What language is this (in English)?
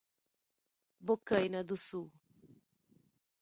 Portuguese